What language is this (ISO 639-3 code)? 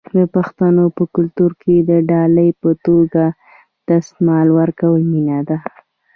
pus